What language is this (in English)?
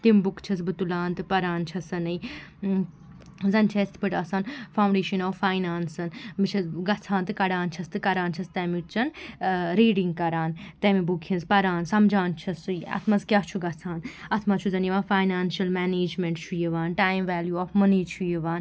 Kashmiri